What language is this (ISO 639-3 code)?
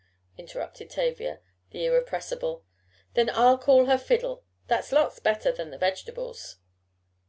eng